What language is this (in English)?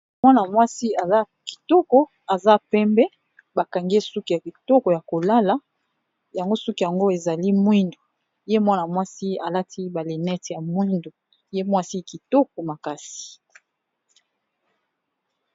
Lingala